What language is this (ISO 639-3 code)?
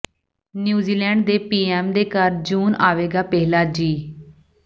pan